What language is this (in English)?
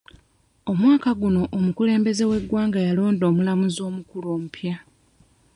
Ganda